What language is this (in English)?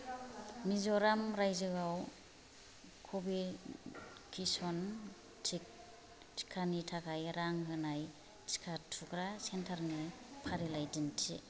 Bodo